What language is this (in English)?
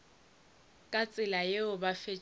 Northern Sotho